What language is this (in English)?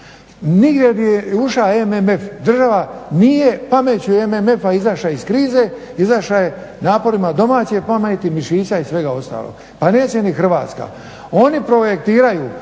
Croatian